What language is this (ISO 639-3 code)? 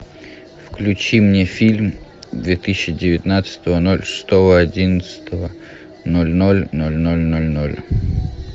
rus